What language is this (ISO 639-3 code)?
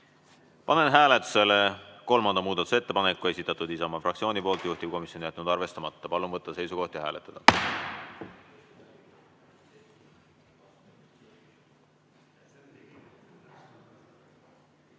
est